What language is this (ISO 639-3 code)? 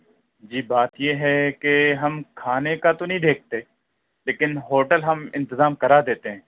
urd